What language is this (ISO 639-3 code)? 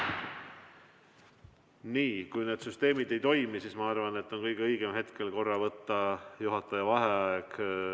est